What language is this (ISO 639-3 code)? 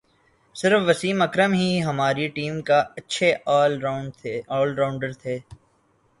urd